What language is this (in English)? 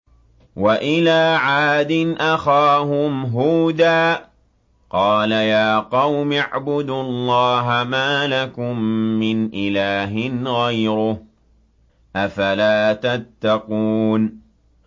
Arabic